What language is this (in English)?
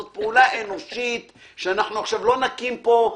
Hebrew